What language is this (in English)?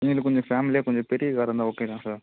Tamil